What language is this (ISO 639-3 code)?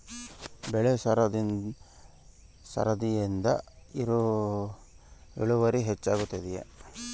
kan